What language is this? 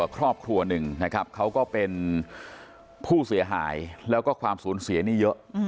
Thai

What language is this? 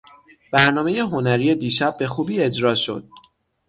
Persian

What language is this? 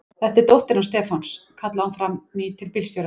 Icelandic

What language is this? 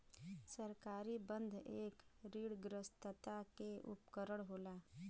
Bhojpuri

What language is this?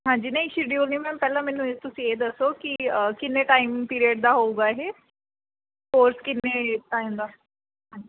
Punjabi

